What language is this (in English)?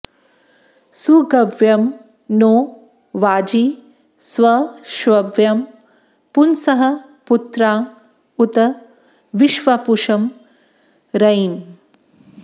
Sanskrit